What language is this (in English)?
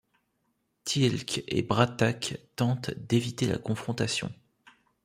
French